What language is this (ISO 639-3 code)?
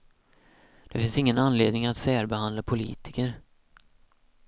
swe